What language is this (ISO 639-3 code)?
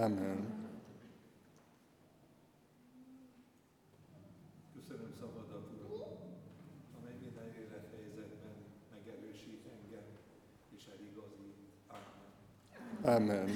hun